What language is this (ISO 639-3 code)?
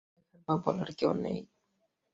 ben